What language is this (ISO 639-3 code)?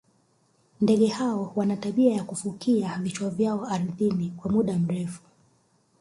swa